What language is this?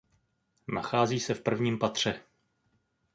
Czech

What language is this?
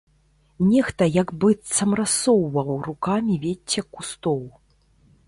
Belarusian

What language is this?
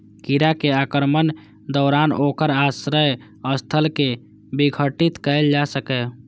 Maithili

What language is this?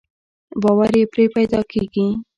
Pashto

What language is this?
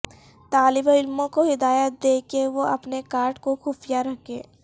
Urdu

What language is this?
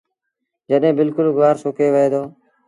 Sindhi Bhil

